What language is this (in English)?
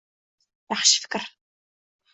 Uzbek